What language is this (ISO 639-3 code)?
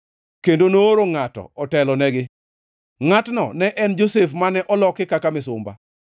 luo